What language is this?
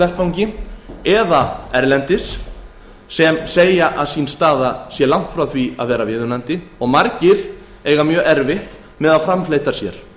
Icelandic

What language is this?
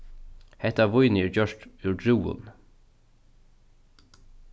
Faroese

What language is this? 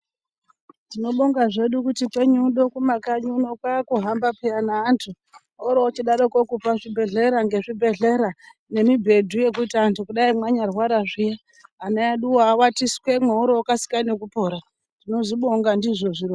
Ndau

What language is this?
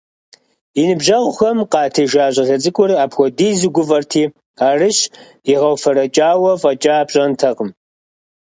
Kabardian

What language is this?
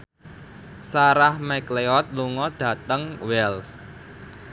Javanese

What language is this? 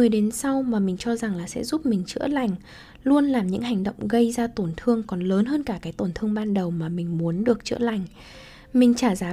Vietnamese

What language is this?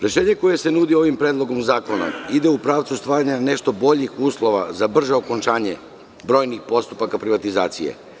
Serbian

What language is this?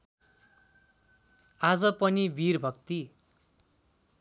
Nepali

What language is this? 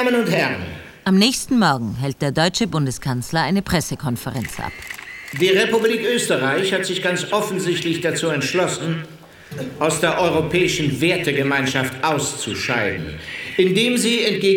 German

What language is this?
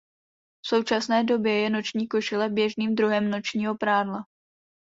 Czech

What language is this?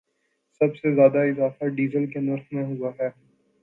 Urdu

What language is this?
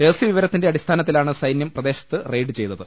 Malayalam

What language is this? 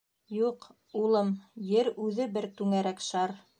Bashkir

